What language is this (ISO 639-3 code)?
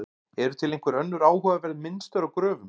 isl